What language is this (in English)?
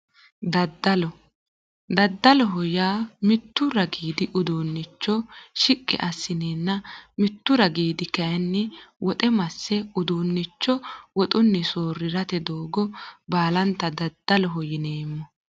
Sidamo